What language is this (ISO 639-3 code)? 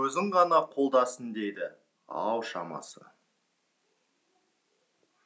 kaz